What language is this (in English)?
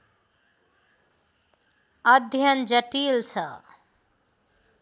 Nepali